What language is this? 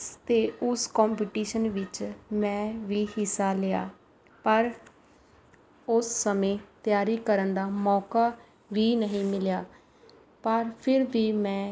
Punjabi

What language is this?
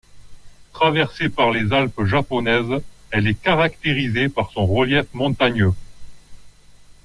French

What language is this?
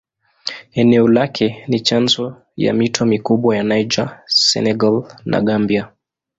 Swahili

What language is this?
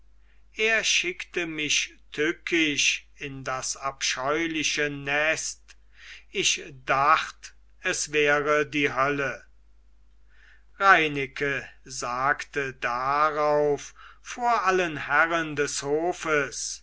German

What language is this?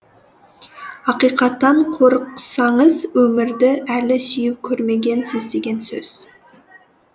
Kazakh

